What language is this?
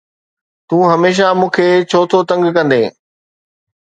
Sindhi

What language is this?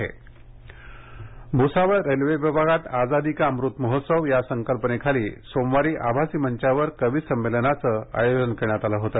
Marathi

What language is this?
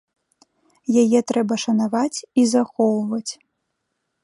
Belarusian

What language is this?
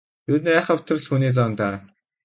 Mongolian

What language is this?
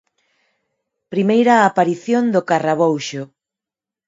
Galician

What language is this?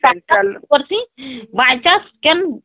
Odia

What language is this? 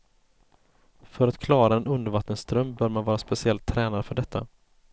Swedish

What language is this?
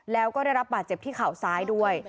Thai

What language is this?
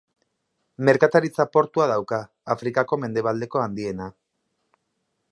Basque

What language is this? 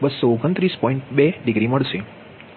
Gujarati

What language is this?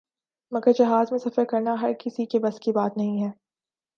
Urdu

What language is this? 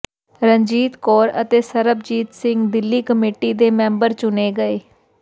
Punjabi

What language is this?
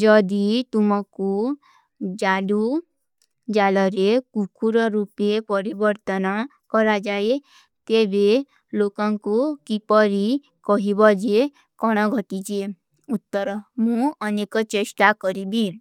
Kui (India)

